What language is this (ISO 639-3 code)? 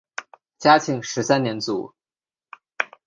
zho